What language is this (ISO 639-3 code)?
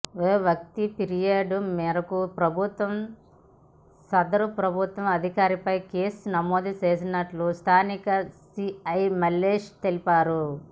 tel